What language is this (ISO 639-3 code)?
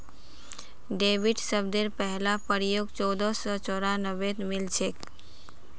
mag